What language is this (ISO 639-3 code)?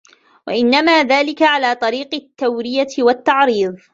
ara